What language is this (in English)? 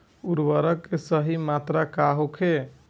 Bhojpuri